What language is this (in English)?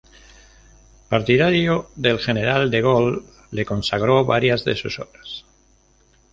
Spanish